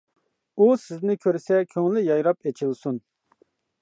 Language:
Uyghur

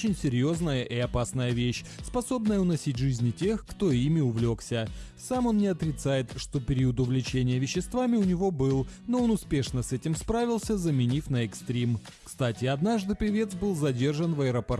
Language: Russian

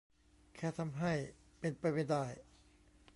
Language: Thai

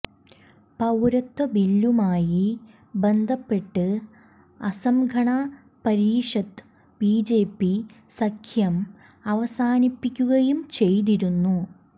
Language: Malayalam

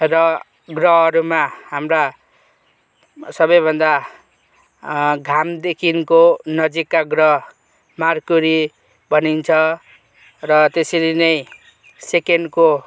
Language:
Nepali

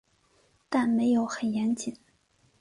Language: Chinese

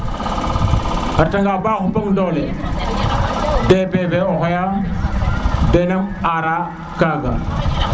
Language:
Serer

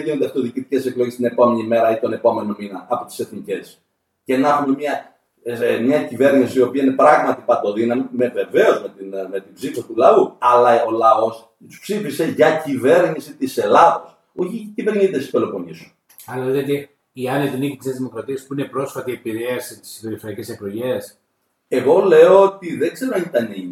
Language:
Greek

